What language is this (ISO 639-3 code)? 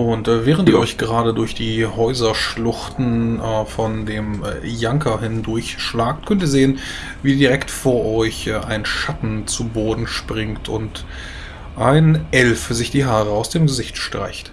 deu